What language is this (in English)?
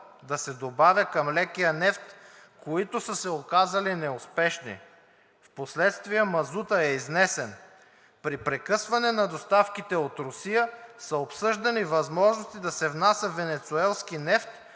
Bulgarian